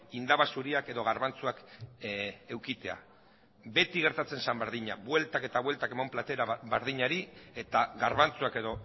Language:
Basque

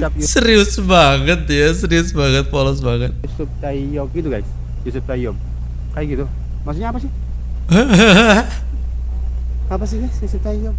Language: Indonesian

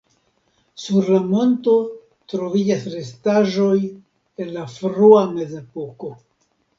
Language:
Esperanto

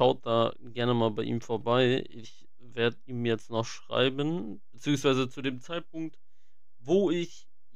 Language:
German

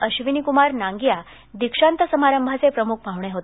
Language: Marathi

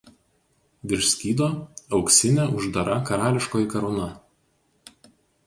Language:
Lithuanian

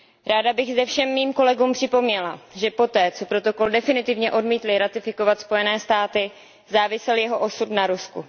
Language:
Czech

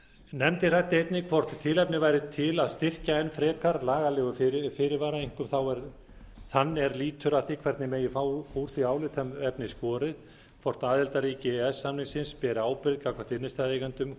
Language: Icelandic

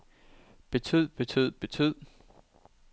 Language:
Danish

